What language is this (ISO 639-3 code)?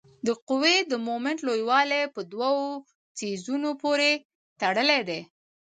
pus